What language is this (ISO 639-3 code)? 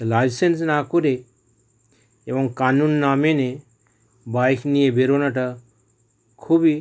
ben